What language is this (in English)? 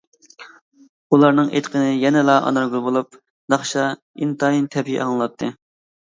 Uyghur